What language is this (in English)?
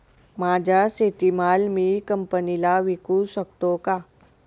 Marathi